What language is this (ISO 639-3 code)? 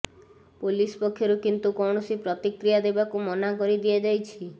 ori